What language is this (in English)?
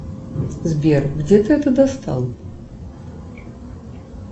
Russian